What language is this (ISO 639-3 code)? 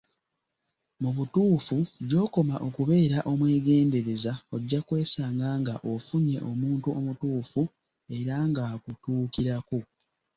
lug